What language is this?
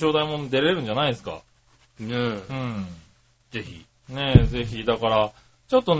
Japanese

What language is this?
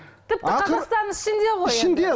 Kazakh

